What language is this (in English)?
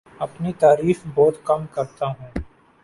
Urdu